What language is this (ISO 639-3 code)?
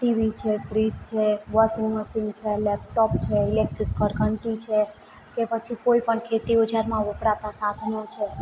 guj